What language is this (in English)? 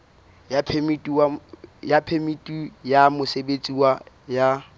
Southern Sotho